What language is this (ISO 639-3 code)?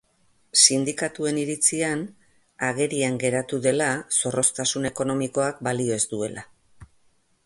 eus